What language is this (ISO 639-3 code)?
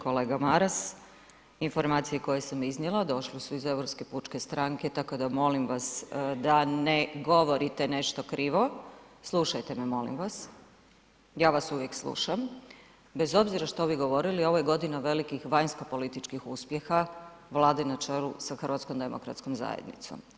hrv